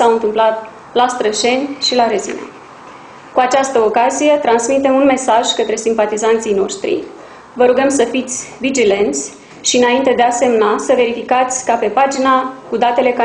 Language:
Romanian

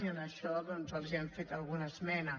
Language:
Catalan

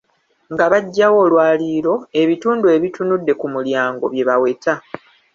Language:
Ganda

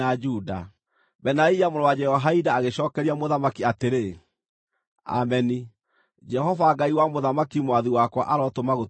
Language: Kikuyu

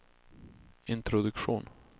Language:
Swedish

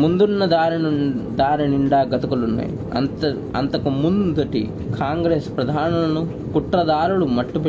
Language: Telugu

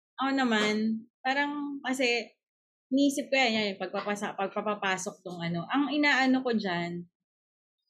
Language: Filipino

